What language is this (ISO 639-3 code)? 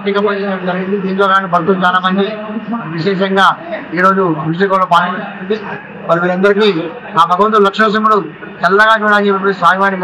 tel